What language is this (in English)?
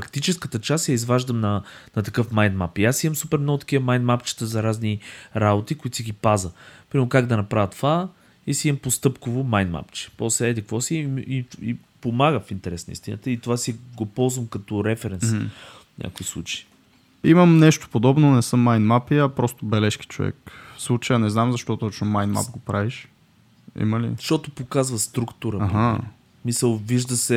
Bulgarian